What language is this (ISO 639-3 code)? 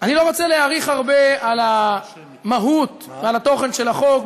heb